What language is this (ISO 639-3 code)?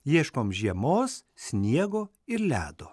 lit